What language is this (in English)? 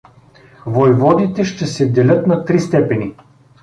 Bulgarian